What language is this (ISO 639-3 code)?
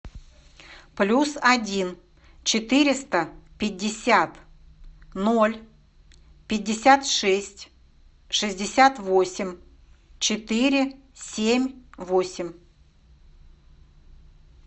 rus